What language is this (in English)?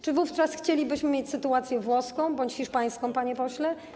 Polish